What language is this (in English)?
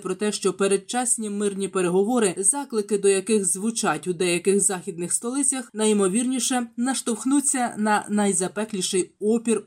Ukrainian